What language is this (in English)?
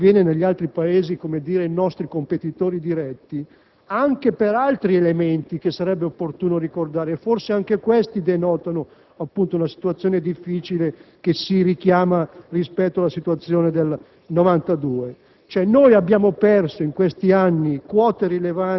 Italian